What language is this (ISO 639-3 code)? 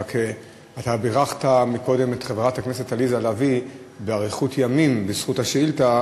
heb